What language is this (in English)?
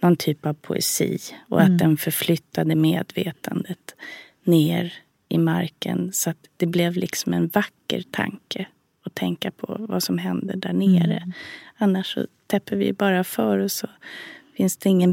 Swedish